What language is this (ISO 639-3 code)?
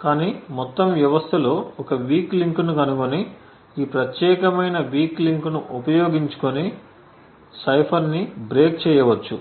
tel